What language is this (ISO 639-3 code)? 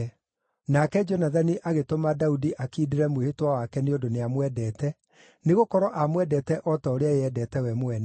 kik